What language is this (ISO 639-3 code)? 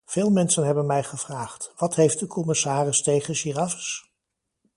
nld